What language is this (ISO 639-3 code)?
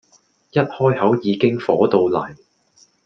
yue